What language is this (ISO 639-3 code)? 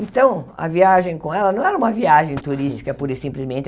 por